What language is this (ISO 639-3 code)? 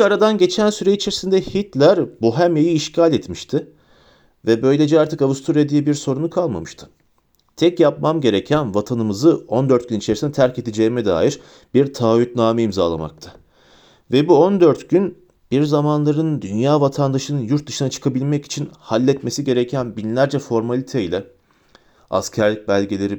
tur